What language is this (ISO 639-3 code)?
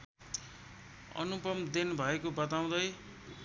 nep